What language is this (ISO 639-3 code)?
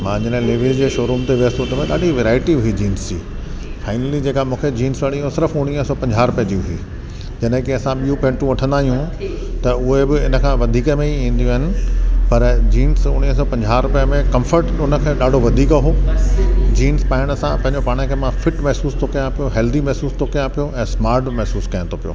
snd